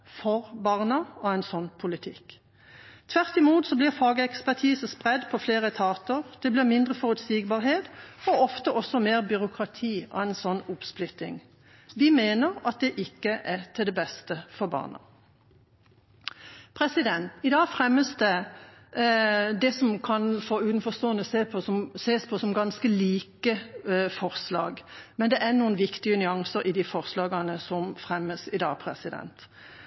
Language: Norwegian Bokmål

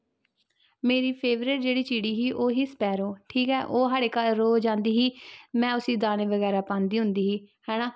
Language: Dogri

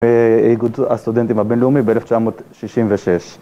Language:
Hebrew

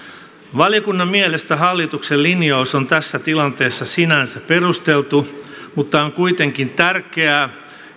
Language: Finnish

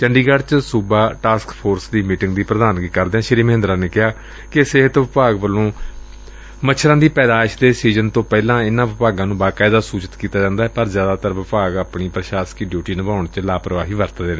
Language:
Punjabi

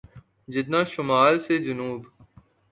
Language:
Urdu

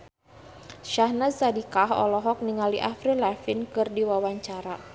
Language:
Sundanese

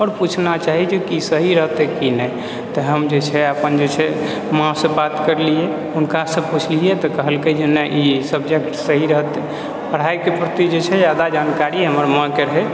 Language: Maithili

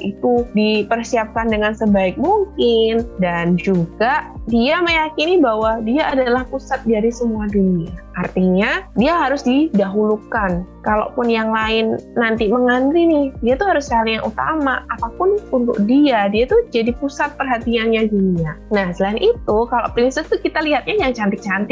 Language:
Indonesian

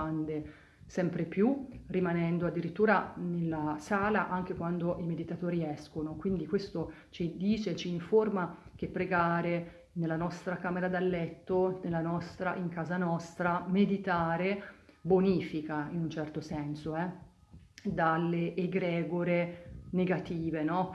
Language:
Italian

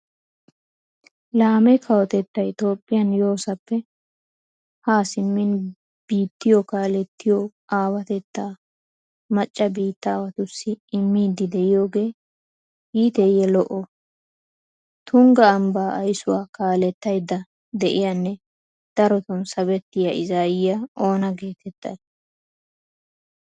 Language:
Wolaytta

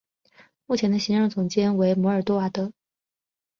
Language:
Chinese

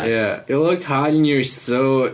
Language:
Welsh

